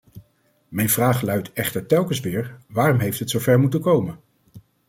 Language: Dutch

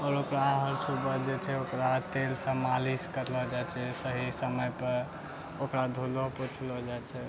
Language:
Maithili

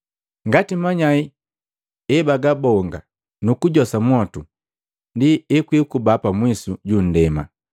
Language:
Matengo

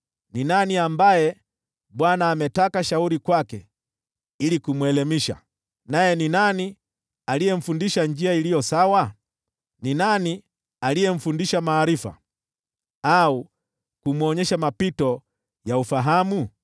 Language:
Swahili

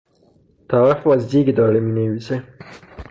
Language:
Persian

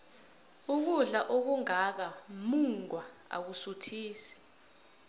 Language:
South Ndebele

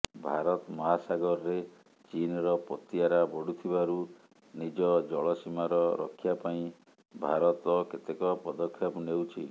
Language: Odia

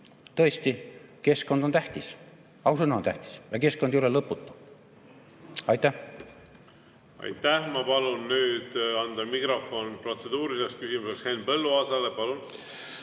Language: Estonian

